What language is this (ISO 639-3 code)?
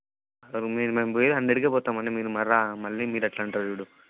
tel